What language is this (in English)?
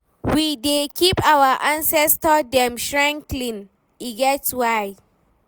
Nigerian Pidgin